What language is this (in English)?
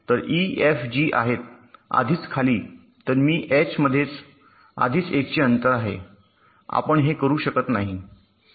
Marathi